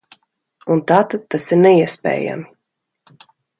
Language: Latvian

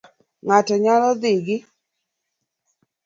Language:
Luo (Kenya and Tanzania)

